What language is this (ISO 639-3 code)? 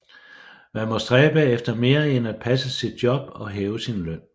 dan